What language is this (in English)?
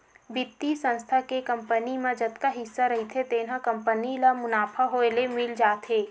Chhattisgarhi